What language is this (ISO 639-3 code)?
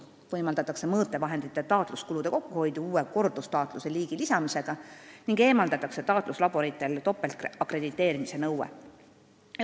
est